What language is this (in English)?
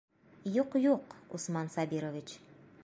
Bashkir